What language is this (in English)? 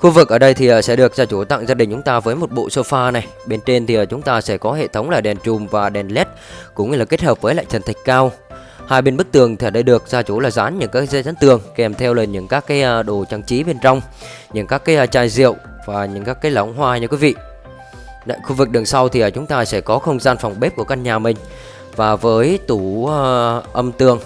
Vietnamese